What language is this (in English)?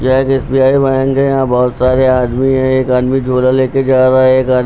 Hindi